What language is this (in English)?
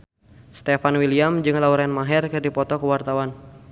Sundanese